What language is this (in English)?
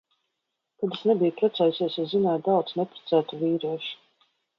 Latvian